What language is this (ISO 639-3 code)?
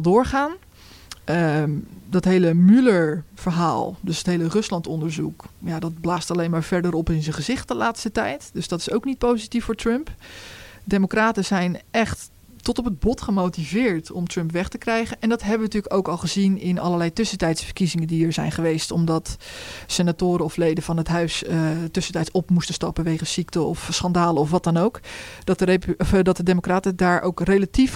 nld